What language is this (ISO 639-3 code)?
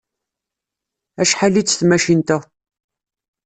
kab